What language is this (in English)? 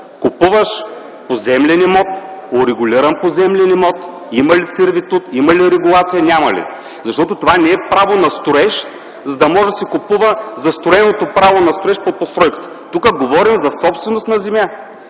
Bulgarian